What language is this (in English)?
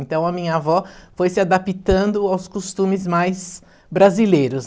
Portuguese